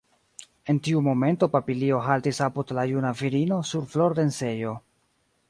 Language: Esperanto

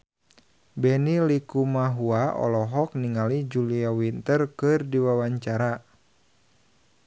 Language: Sundanese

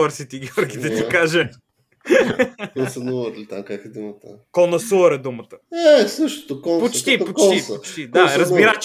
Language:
Bulgarian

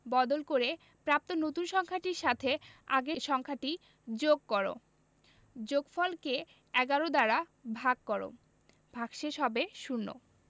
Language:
Bangla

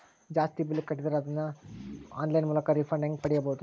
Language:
Kannada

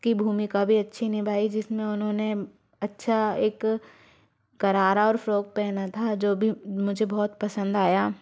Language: Hindi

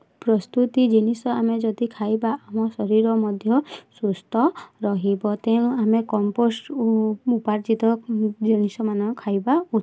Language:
Odia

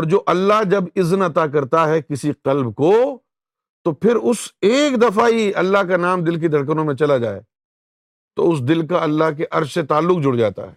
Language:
Urdu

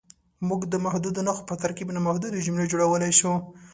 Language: Pashto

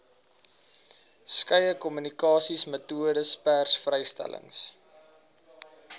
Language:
Afrikaans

